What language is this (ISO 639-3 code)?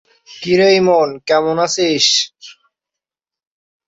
ben